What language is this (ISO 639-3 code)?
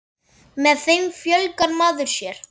isl